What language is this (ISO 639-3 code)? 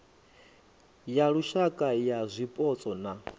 ven